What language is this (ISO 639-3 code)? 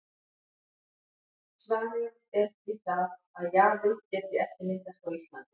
isl